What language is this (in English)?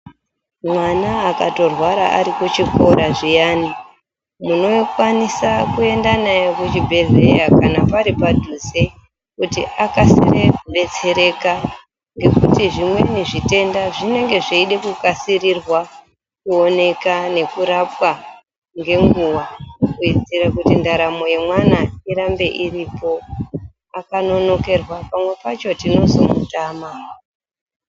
Ndau